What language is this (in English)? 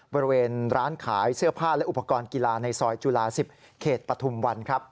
Thai